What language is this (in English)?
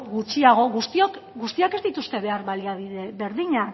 Basque